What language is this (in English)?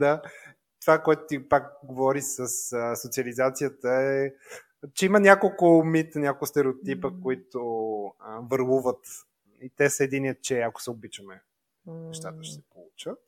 Bulgarian